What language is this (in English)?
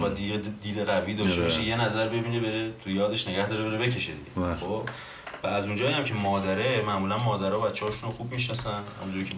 Persian